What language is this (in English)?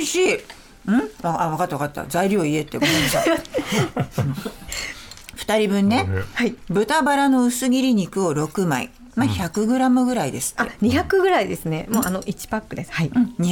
Japanese